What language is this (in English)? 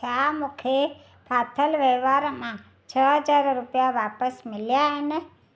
Sindhi